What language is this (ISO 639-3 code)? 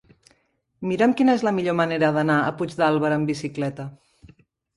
cat